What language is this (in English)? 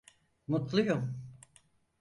Turkish